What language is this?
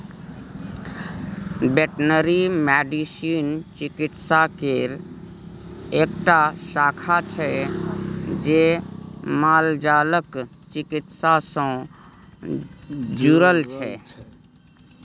Maithili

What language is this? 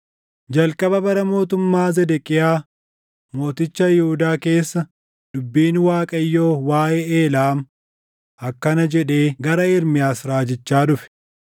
Oromo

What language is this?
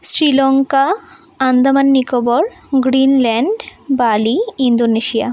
Bangla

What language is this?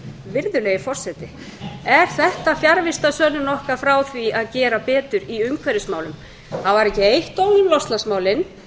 Icelandic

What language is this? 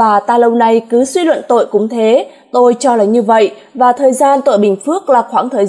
Vietnamese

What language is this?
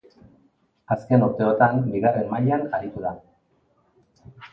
Basque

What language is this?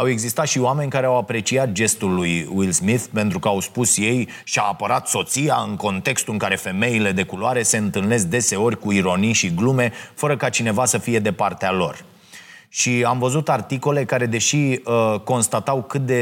Romanian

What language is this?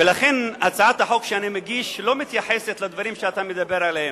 Hebrew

